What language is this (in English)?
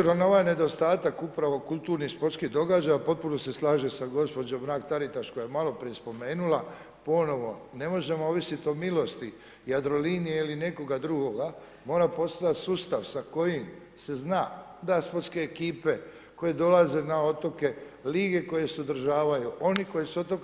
Croatian